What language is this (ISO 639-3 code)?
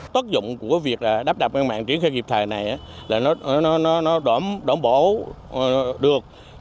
vie